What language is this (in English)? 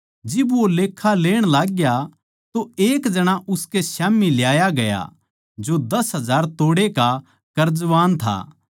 Haryanvi